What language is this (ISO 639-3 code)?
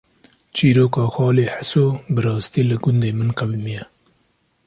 kur